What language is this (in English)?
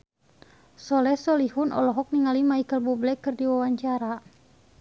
Sundanese